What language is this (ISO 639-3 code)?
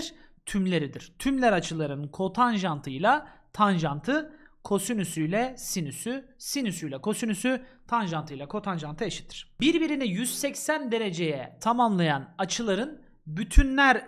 tur